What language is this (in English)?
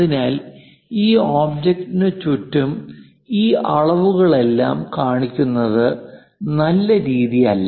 Malayalam